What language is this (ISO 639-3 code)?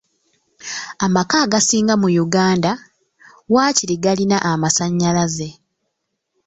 lug